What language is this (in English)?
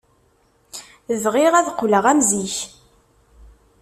Kabyle